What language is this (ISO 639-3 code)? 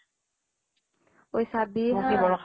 asm